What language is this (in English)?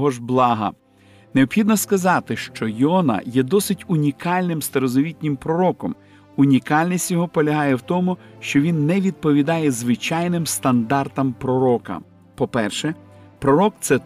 Ukrainian